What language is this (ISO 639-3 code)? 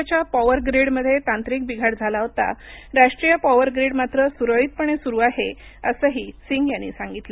mar